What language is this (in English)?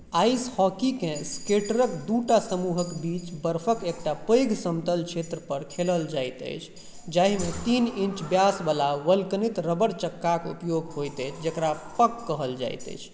Maithili